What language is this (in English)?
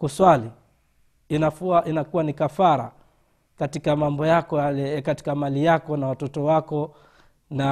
Swahili